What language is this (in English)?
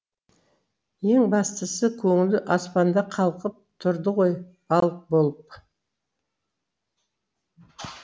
Kazakh